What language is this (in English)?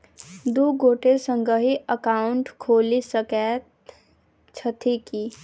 Maithili